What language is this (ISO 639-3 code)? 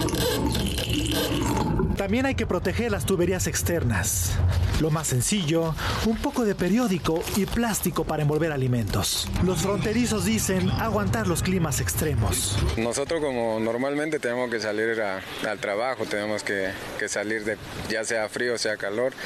spa